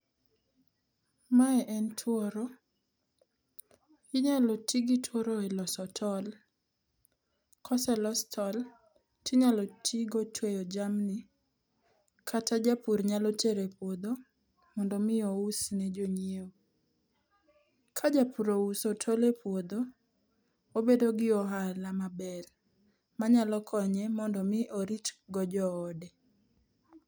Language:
Luo (Kenya and Tanzania)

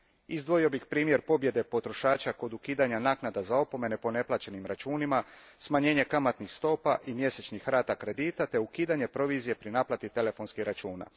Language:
Croatian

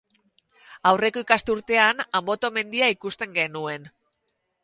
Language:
Basque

